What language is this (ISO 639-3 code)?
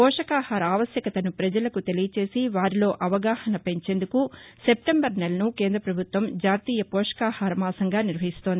tel